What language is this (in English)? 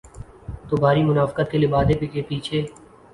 Urdu